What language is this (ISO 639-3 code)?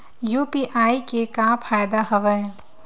hne